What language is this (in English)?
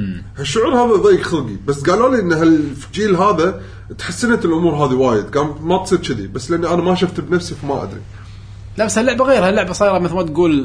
Arabic